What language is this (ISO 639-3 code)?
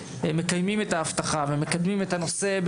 heb